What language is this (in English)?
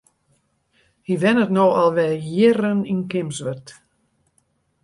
Western Frisian